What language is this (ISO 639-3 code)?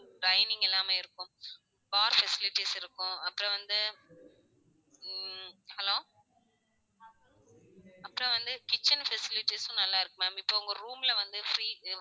tam